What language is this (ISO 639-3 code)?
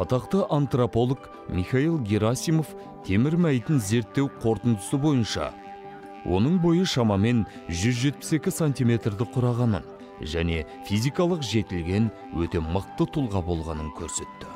tur